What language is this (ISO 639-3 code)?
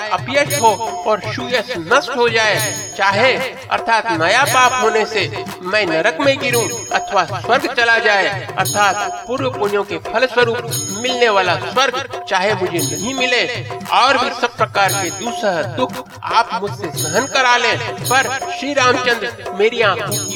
hin